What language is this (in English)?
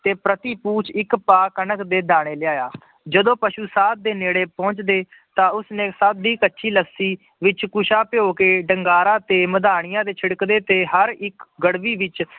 Punjabi